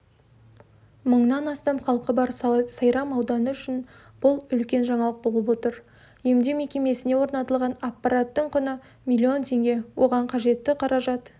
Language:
Kazakh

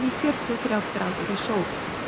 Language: Icelandic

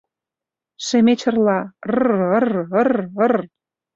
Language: Mari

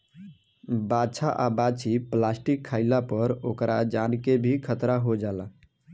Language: Bhojpuri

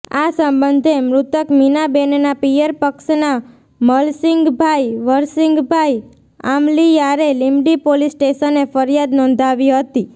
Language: Gujarati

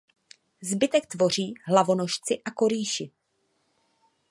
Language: Czech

